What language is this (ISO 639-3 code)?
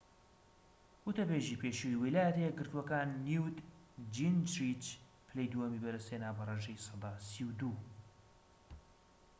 ckb